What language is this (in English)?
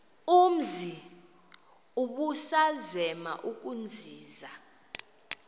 Xhosa